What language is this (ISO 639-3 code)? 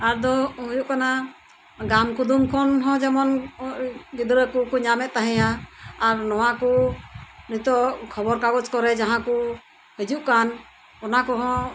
sat